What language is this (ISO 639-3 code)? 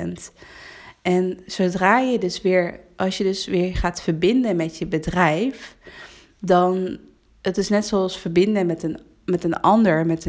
nld